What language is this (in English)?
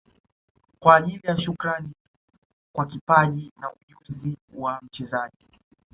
Swahili